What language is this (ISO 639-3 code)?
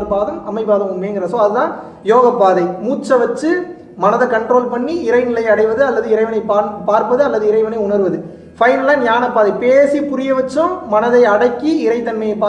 tam